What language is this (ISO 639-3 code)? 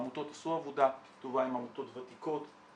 heb